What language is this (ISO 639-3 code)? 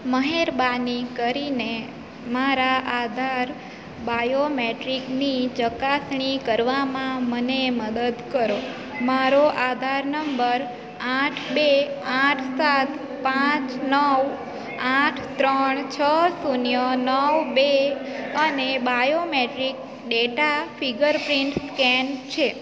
guj